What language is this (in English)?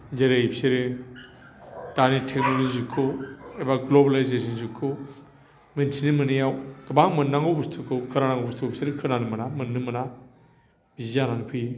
Bodo